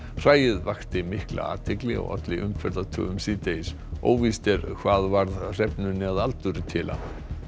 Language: Icelandic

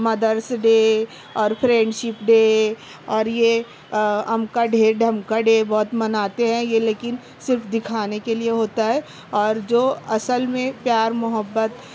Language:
Urdu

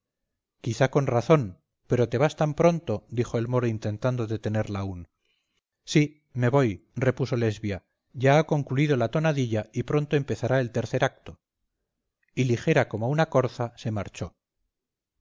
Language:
Spanish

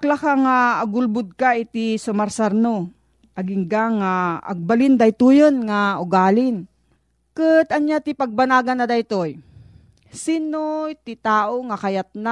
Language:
Filipino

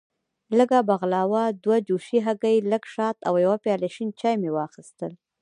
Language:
Pashto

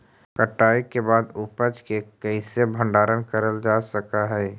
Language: Magahi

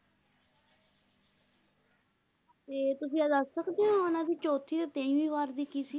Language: Punjabi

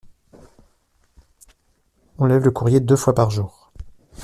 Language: French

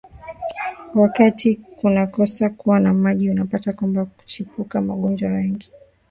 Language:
Swahili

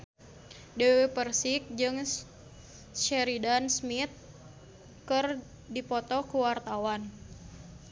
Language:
Sundanese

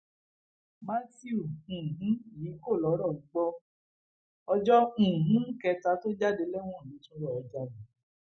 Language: Yoruba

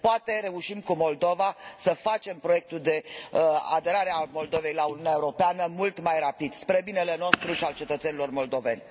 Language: Romanian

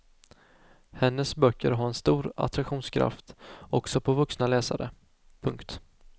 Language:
Swedish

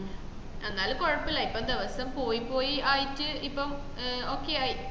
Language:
Malayalam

